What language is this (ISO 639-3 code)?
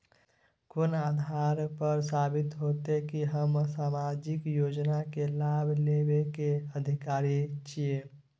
mai